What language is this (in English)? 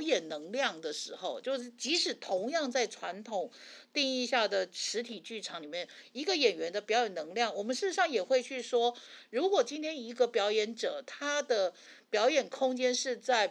Chinese